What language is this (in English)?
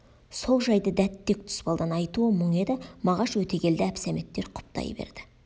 Kazakh